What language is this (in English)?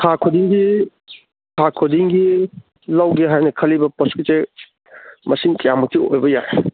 Manipuri